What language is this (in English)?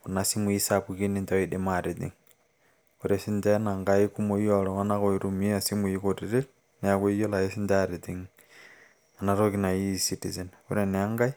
Masai